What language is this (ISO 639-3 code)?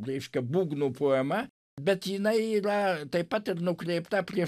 lit